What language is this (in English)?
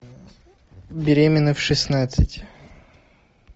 Russian